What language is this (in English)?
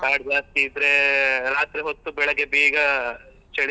Kannada